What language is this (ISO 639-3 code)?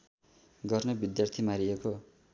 nep